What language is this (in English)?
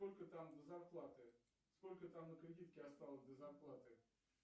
Russian